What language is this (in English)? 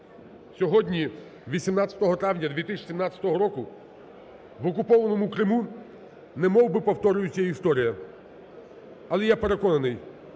Ukrainian